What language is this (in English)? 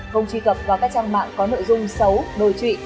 Vietnamese